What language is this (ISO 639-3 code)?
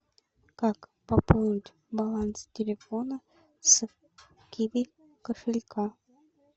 rus